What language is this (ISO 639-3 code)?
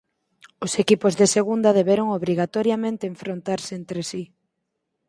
glg